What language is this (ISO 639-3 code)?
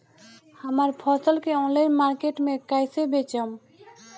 bho